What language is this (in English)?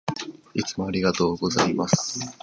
Japanese